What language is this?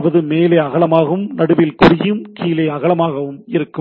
Tamil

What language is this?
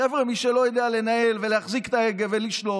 Hebrew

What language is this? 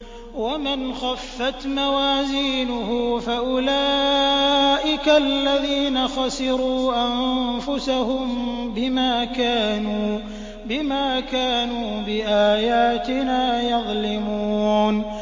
Arabic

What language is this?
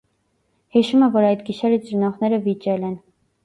Armenian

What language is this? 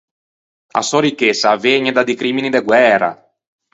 Ligurian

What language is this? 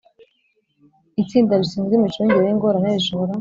Kinyarwanda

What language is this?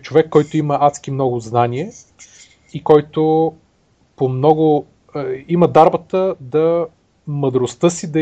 Bulgarian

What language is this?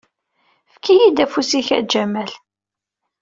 Kabyle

